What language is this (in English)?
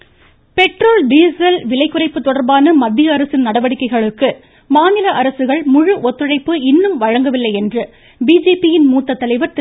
Tamil